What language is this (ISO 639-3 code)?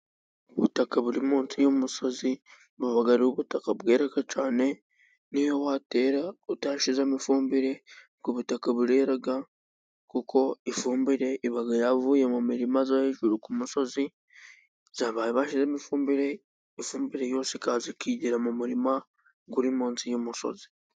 kin